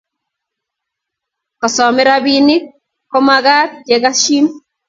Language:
Kalenjin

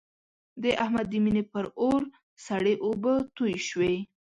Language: Pashto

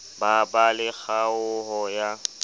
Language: Southern Sotho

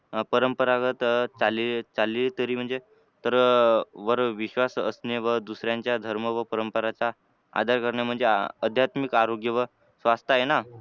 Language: Marathi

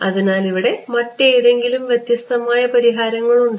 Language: Malayalam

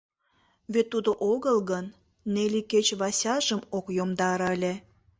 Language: Mari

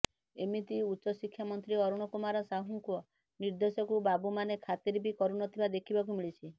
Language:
Odia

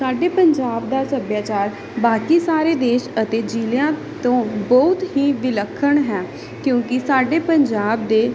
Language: Punjabi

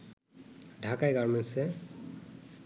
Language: Bangla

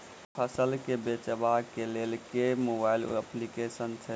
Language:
Maithili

